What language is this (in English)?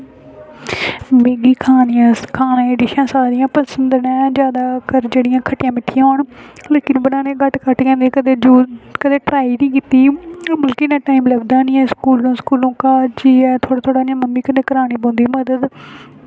Dogri